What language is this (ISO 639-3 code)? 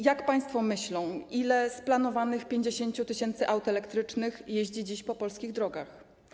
pol